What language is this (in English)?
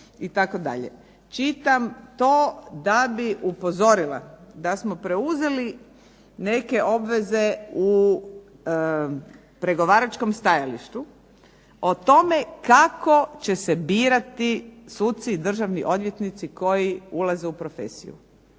Croatian